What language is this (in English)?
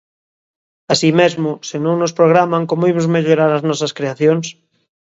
Galician